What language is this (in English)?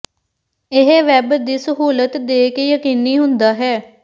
Punjabi